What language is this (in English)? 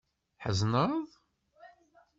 Kabyle